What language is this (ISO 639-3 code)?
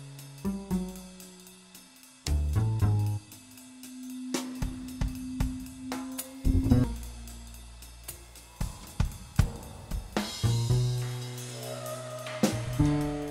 deu